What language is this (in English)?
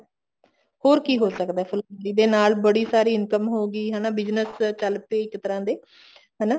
Punjabi